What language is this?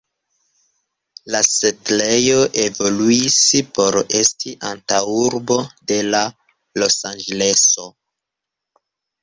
Esperanto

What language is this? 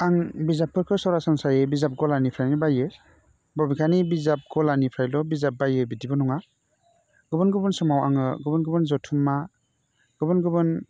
Bodo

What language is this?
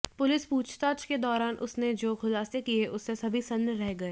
Hindi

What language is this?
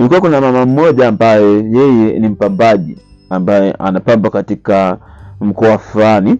Swahili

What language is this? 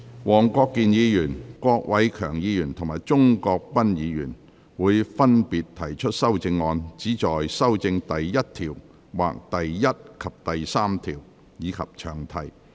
Cantonese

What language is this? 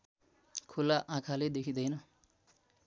Nepali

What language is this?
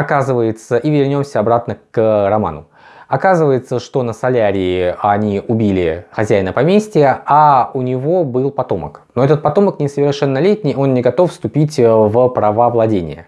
Russian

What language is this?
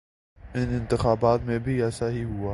Urdu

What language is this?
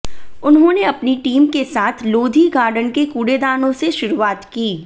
Hindi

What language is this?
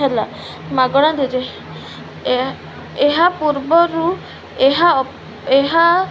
Odia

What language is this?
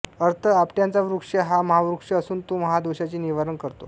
Marathi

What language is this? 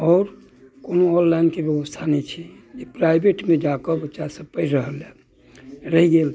Maithili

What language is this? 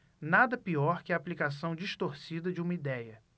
Portuguese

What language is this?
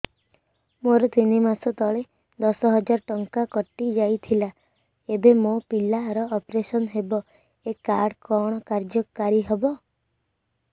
Odia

